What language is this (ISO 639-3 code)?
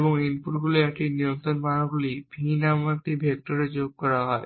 ben